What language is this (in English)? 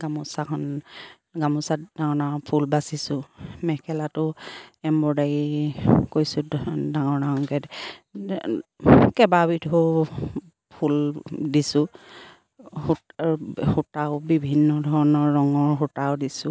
Assamese